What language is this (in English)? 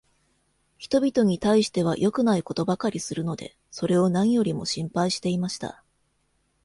Japanese